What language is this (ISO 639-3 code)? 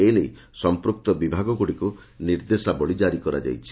ori